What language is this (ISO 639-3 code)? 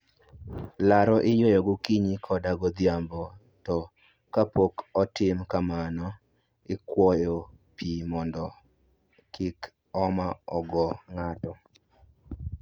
luo